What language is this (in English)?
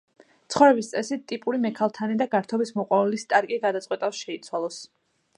Georgian